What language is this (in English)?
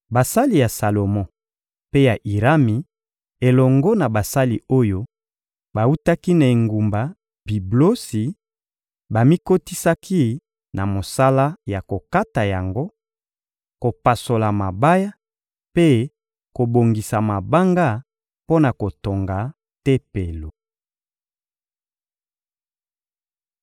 Lingala